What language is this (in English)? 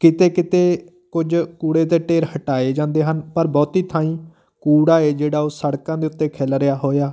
Punjabi